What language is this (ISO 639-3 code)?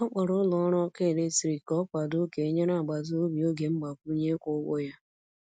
ibo